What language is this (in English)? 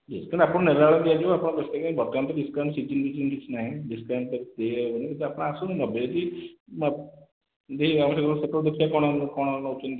Odia